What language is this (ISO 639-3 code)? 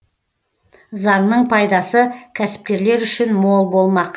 kaz